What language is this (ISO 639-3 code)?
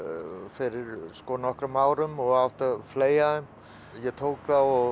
isl